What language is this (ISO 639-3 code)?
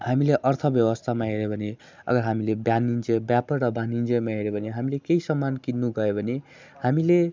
nep